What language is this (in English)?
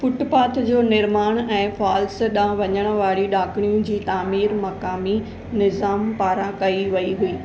Sindhi